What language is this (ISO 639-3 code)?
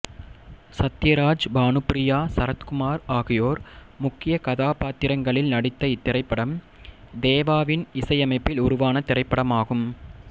tam